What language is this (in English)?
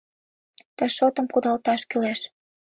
Mari